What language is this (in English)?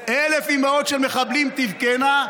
Hebrew